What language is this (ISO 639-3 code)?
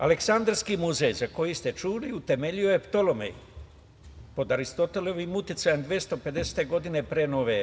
srp